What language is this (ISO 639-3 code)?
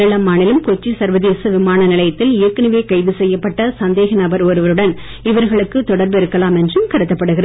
tam